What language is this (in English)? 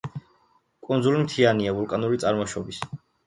Georgian